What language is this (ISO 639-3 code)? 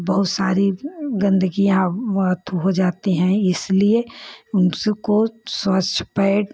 hin